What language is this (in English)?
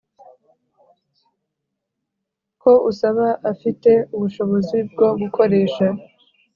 Kinyarwanda